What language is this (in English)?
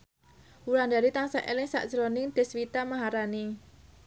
Javanese